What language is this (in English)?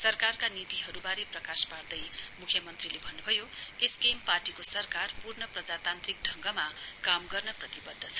Nepali